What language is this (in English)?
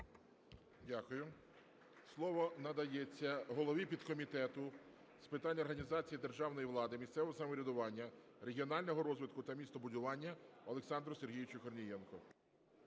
Ukrainian